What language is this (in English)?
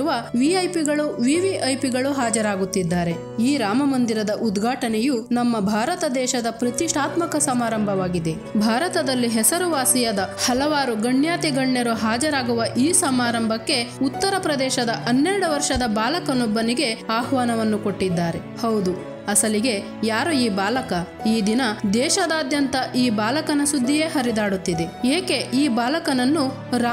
Kannada